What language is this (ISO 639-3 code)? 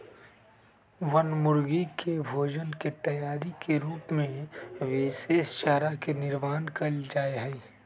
mag